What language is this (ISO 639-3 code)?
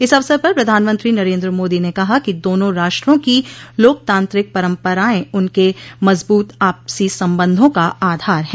hin